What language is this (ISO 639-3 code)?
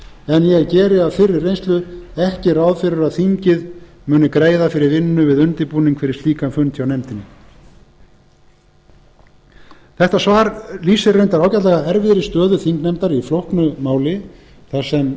isl